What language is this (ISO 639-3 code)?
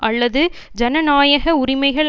tam